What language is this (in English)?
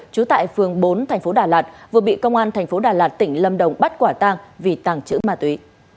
Vietnamese